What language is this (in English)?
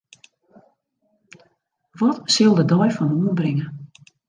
Western Frisian